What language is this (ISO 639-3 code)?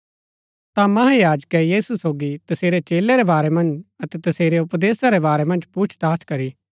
gbk